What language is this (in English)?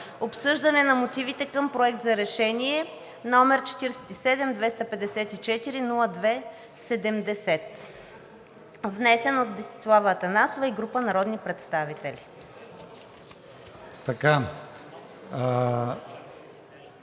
Bulgarian